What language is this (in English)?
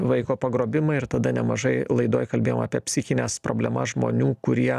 Lithuanian